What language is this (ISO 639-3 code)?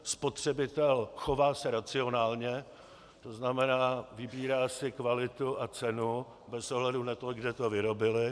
ces